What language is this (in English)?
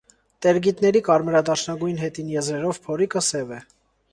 Armenian